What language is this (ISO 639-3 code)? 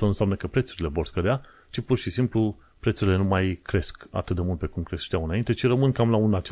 ron